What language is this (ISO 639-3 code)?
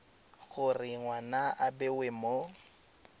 tsn